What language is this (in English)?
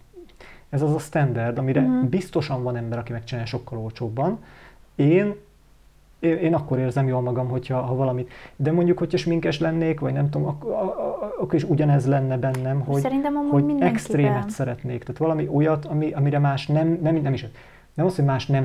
Hungarian